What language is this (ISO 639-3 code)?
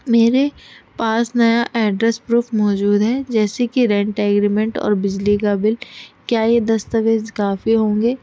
urd